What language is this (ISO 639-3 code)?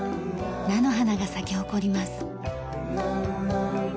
jpn